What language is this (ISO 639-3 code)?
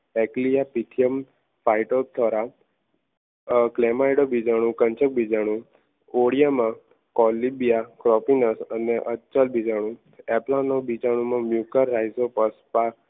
guj